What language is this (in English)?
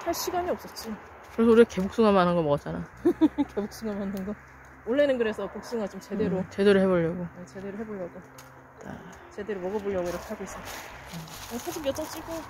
Korean